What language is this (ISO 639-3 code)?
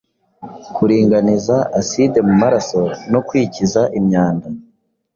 kin